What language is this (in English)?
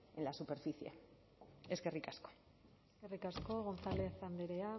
Basque